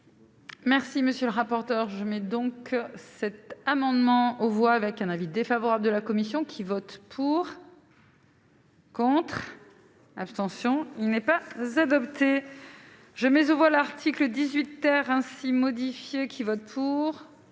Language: French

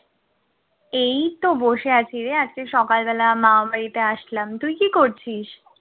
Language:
Bangla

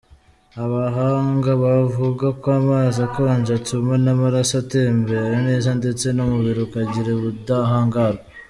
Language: Kinyarwanda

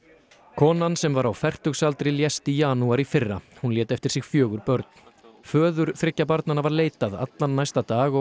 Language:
Icelandic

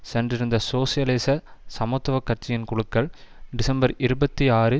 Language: Tamil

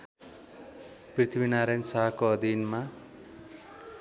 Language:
Nepali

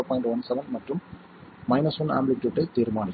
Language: Tamil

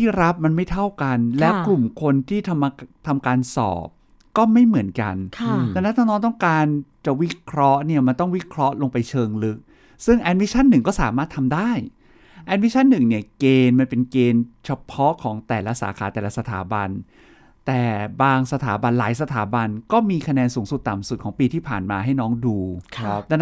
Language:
Thai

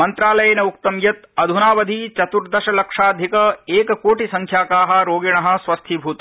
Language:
Sanskrit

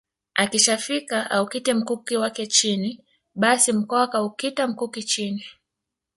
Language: Swahili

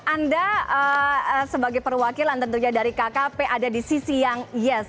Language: Indonesian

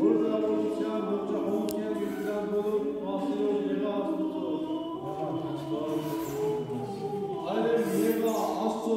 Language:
Romanian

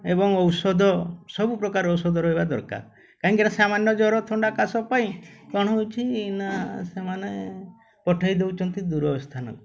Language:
Odia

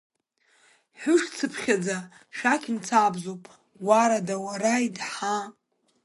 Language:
Abkhazian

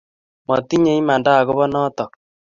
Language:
Kalenjin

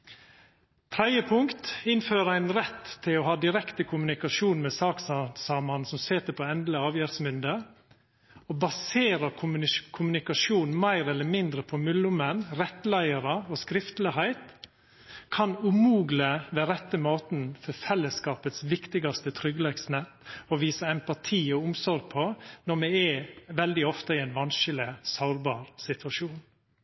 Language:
Norwegian Nynorsk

